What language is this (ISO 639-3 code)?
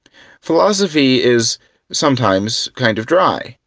eng